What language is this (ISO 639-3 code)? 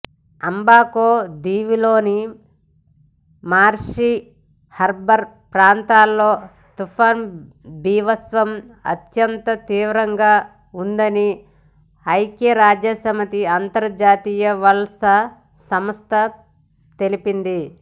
tel